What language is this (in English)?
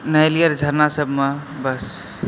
Maithili